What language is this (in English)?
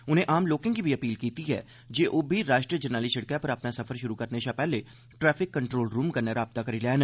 Dogri